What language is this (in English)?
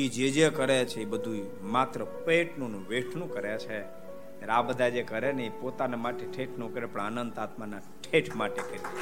Gujarati